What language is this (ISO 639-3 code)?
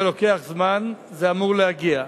heb